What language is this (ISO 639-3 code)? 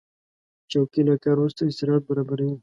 pus